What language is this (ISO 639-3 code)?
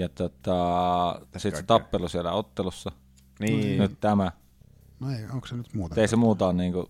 fin